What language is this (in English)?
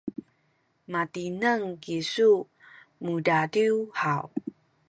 Sakizaya